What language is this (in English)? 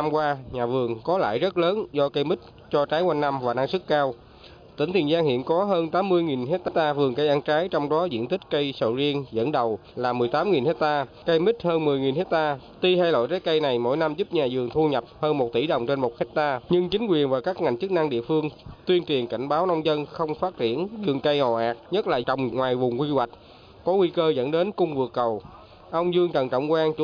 Vietnamese